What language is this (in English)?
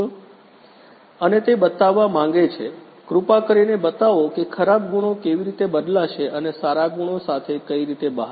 Gujarati